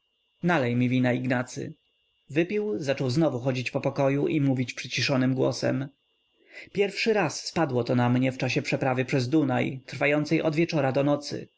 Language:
Polish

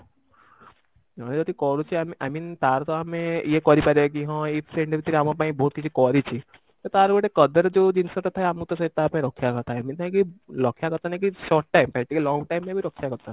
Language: Odia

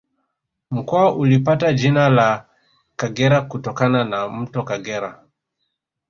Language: Swahili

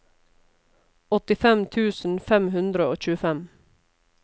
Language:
Norwegian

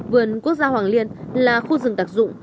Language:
Vietnamese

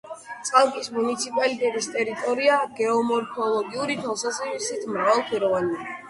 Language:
Georgian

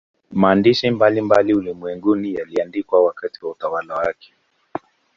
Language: Swahili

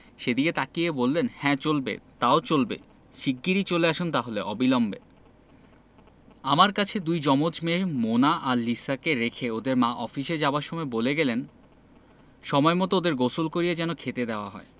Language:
Bangla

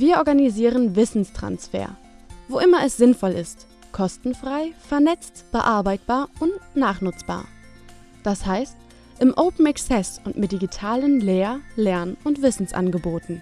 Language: German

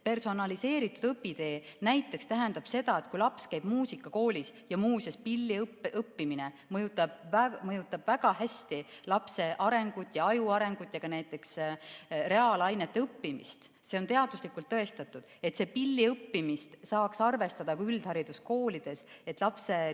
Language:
Estonian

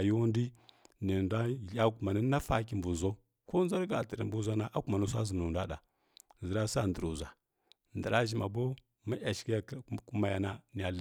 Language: Kirya-Konzəl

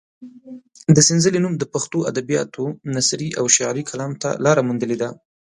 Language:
Pashto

